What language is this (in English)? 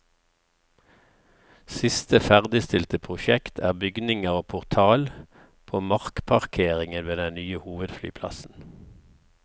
Norwegian